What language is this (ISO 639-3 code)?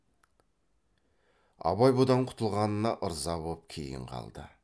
kaz